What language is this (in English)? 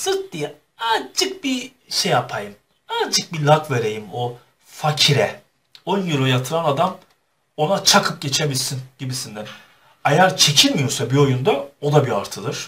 Turkish